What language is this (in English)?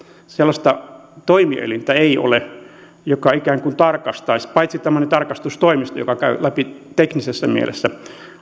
Finnish